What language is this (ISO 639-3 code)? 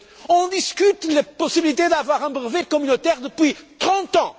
fra